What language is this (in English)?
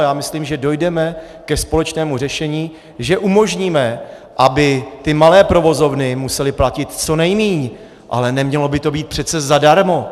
Czech